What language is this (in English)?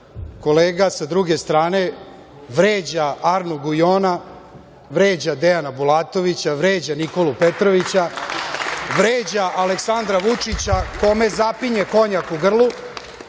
Serbian